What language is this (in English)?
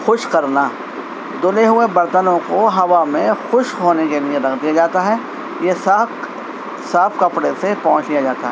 Urdu